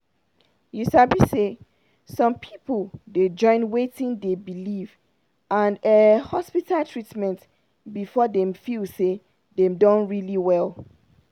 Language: Nigerian Pidgin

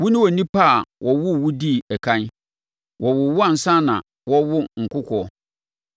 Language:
Akan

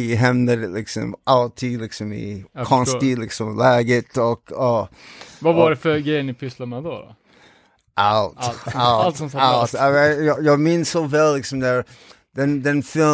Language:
Swedish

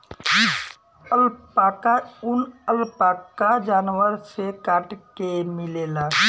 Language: Bhojpuri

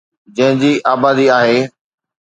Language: Sindhi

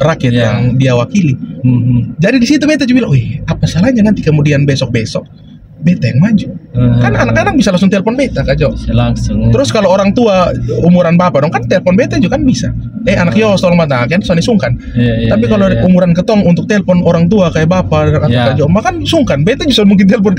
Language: Indonesian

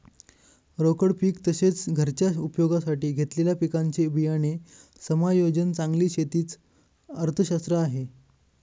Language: Marathi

